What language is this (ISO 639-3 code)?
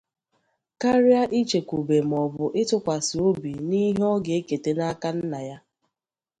ibo